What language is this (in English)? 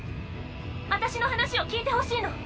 Japanese